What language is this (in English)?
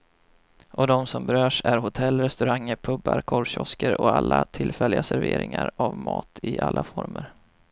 Swedish